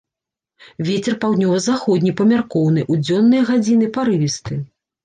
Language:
Belarusian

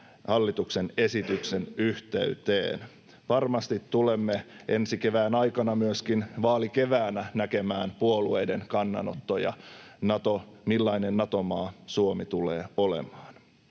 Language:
Finnish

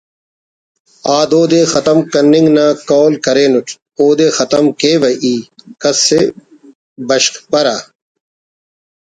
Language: Brahui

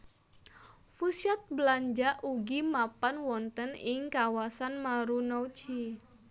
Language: Javanese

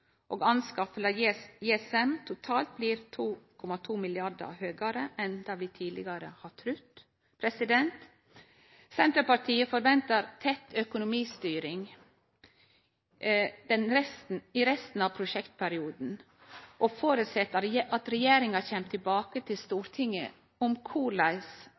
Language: Norwegian Nynorsk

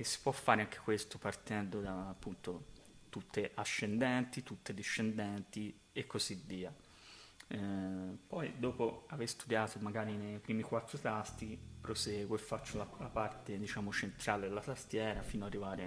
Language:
Italian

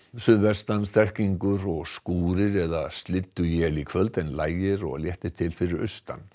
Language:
Icelandic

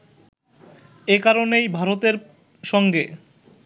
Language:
Bangla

